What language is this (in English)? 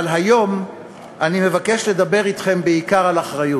Hebrew